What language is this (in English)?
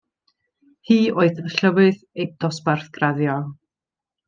Welsh